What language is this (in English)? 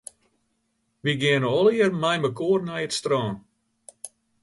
Western Frisian